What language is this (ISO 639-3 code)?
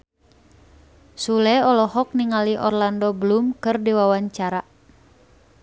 sun